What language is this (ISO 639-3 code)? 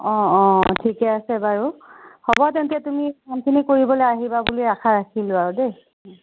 asm